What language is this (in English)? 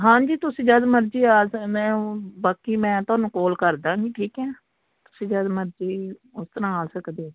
Punjabi